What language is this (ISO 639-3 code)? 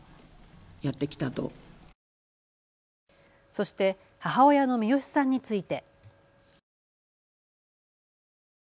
jpn